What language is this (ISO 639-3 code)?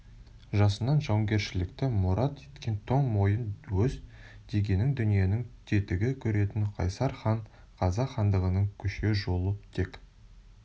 kaz